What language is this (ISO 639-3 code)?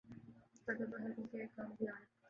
urd